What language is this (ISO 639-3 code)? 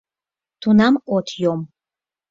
chm